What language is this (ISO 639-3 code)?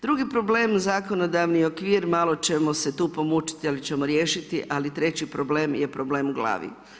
hrv